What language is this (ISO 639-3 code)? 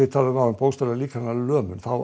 isl